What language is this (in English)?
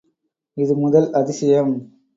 Tamil